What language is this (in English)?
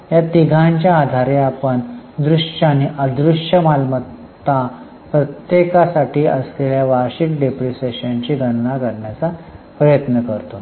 Marathi